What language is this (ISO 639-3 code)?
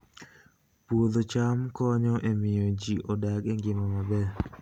luo